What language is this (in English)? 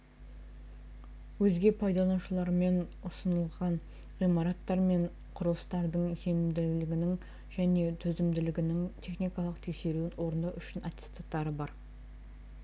Kazakh